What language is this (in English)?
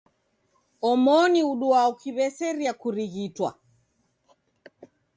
Taita